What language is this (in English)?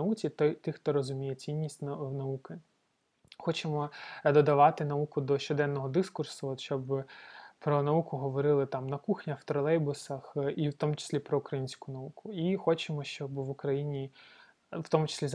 Ukrainian